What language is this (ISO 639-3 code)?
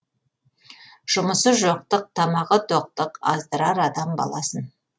kaz